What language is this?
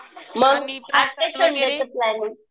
Marathi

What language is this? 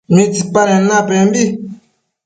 Matsés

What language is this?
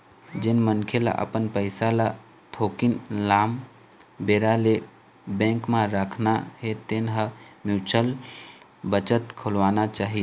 Chhattisgarhi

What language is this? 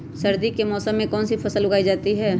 Magahi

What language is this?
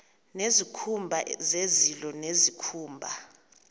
Xhosa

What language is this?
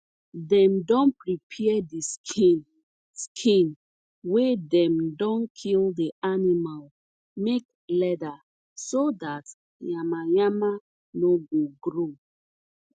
Nigerian Pidgin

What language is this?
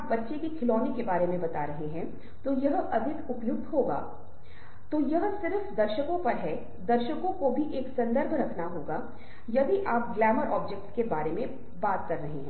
Hindi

